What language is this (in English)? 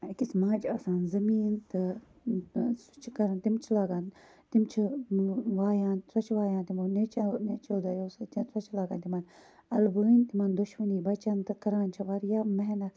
Kashmiri